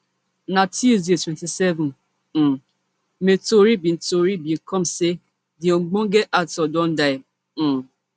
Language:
Nigerian Pidgin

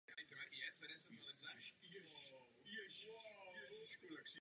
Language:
Czech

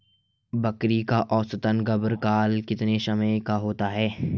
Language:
Hindi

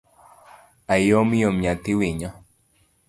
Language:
Luo (Kenya and Tanzania)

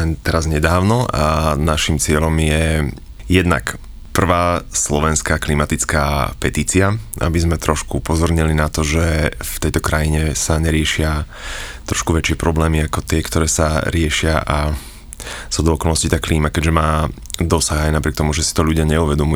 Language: Slovak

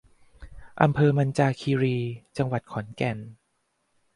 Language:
Thai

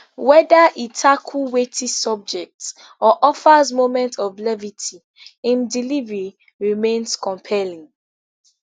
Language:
Nigerian Pidgin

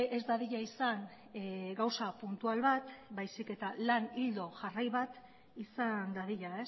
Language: Basque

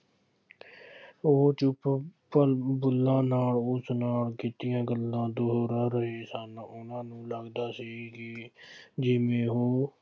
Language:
Punjabi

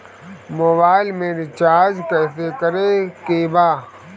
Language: Bhojpuri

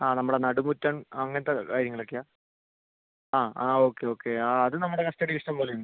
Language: Malayalam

